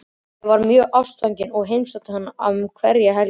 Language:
Icelandic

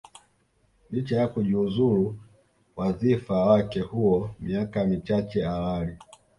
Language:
Swahili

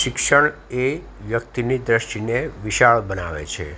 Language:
Gujarati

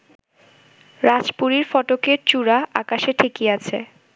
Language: Bangla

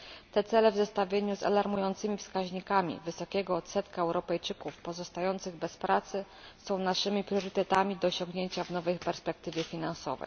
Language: Polish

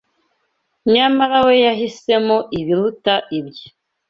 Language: Kinyarwanda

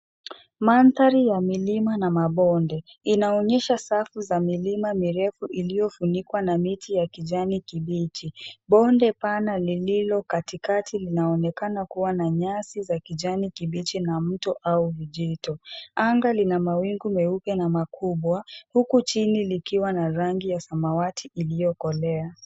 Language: Swahili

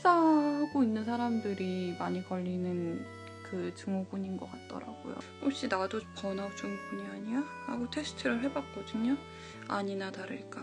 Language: Korean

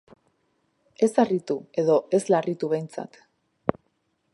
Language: Basque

